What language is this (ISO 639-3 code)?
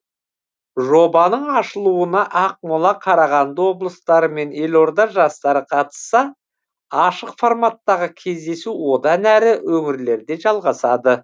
kaz